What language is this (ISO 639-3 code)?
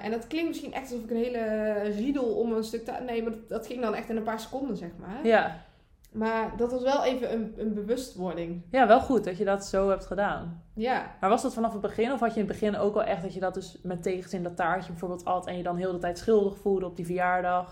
nld